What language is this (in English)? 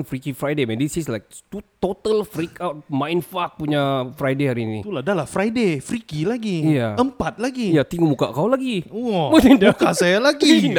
Malay